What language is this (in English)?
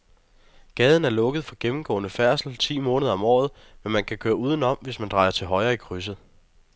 Danish